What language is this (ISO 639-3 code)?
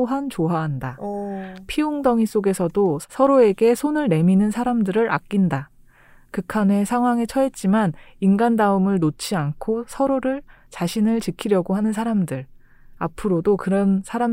kor